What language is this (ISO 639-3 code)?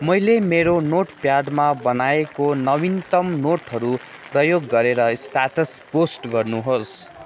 nep